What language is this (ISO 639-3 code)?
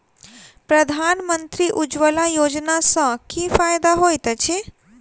mai